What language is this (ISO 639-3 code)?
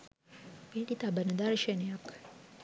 sin